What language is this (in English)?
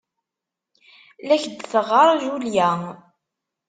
Kabyle